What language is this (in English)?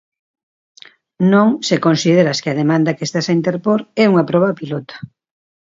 Galician